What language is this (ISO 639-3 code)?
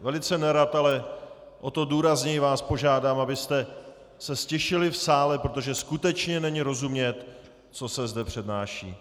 ces